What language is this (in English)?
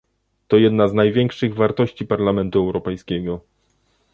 Polish